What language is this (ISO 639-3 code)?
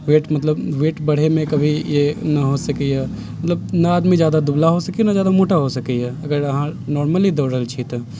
mai